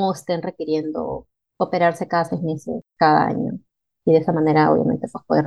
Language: Spanish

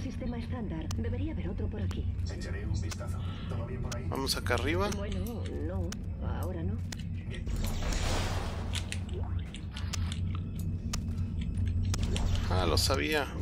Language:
Spanish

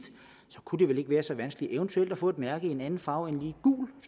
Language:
Danish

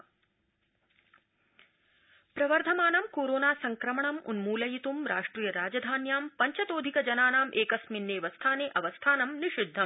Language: Sanskrit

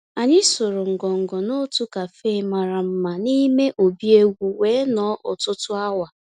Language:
Igbo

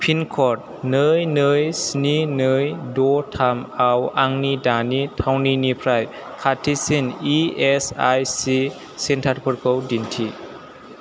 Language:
Bodo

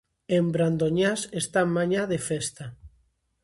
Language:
Galician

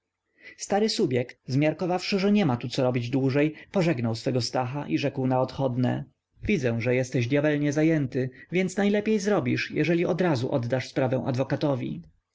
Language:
Polish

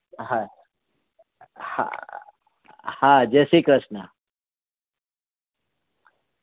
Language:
Gujarati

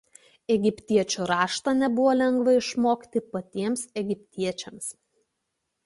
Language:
Lithuanian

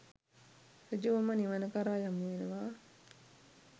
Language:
Sinhala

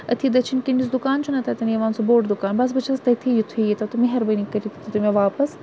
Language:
Kashmiri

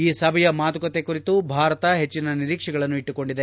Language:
Kannada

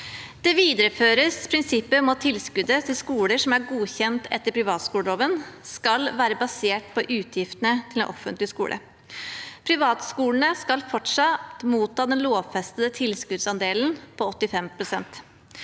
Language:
Norwegian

